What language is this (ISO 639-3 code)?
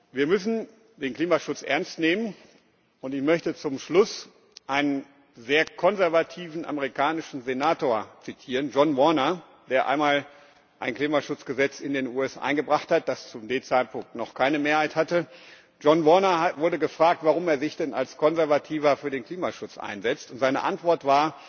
deu